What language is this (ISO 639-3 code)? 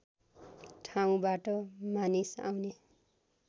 nep